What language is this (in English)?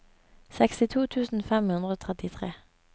Norwegian